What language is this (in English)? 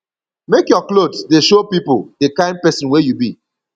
Nigerian Pidgin